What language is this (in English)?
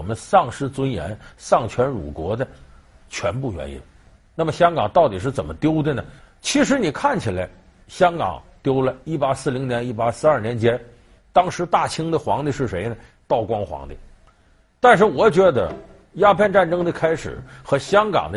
Chinese